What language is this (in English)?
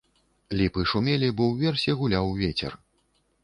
Belarusian